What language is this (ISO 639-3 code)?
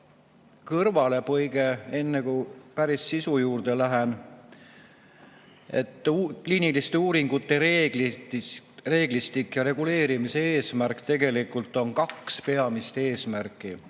est